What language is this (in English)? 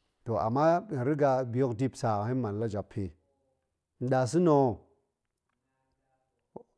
Goemai